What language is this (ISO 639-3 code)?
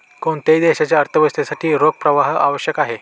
mar